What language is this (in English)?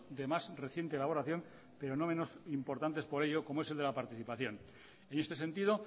Spanish